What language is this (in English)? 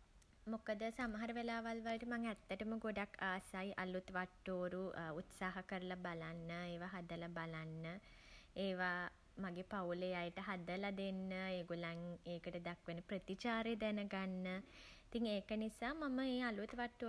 Sinhala